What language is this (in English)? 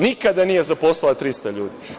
Serbian